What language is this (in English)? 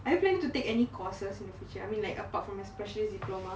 English